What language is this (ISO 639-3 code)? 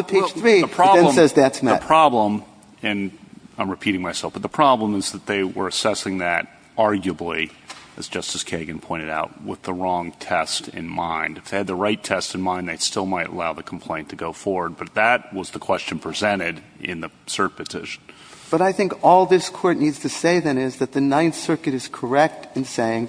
eng